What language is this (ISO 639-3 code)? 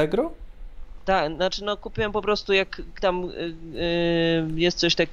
pol